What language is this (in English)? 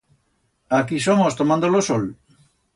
Aragonese